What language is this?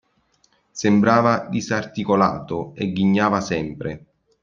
Italian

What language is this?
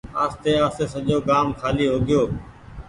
Goaria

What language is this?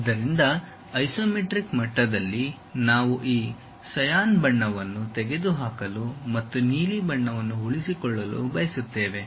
Kannada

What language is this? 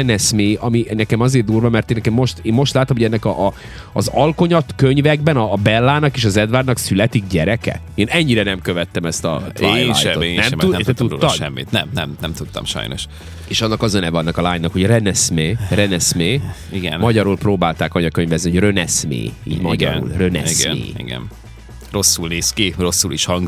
Hungarian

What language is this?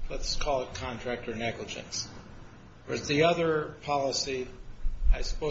English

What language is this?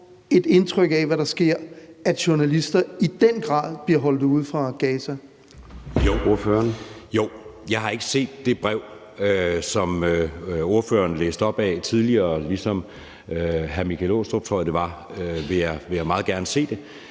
Danish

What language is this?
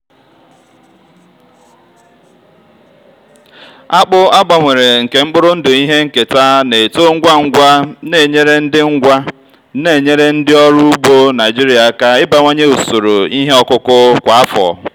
Igbo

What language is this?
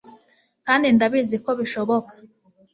Kinyarwanda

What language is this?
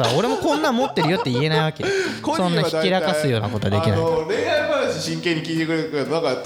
Japanese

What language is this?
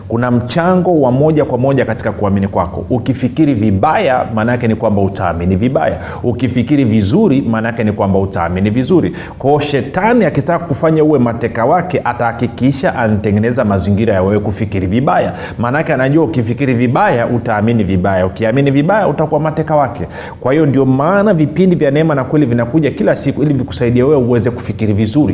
Swahili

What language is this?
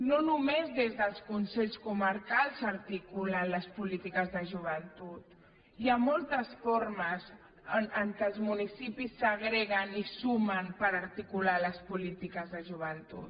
Catalan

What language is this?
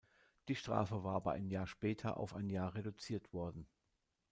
German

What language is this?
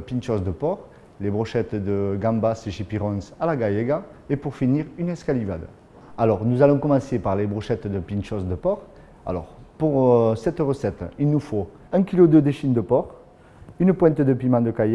French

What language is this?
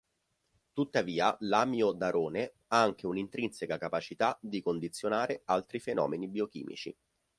Italian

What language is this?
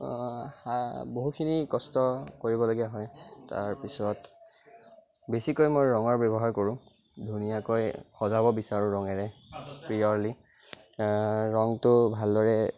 Assamese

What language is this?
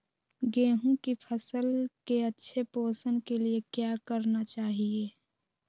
Magahi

